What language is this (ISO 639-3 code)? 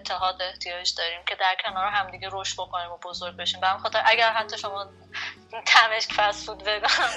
fas